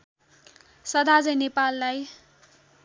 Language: Nepali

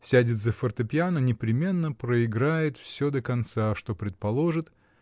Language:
Russian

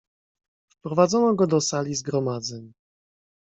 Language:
Polish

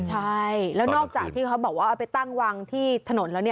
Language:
Thai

